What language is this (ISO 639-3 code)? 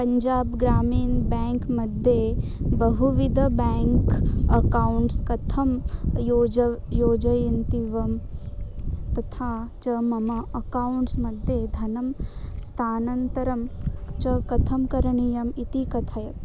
san